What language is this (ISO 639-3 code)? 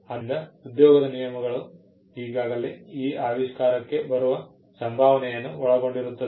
kan